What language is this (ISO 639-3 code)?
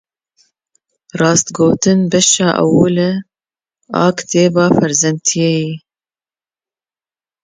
kur